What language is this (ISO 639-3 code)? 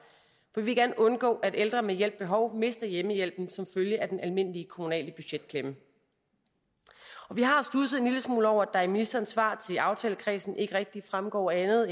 dan